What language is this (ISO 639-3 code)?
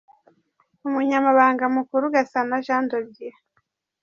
kin